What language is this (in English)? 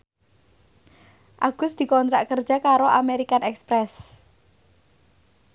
Javanese